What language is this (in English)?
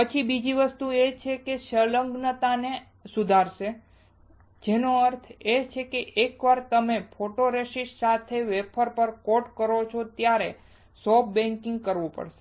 Gujarati